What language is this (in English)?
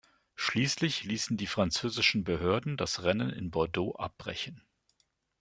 German